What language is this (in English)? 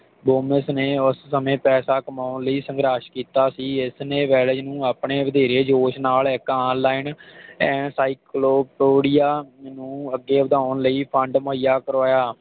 Punjabi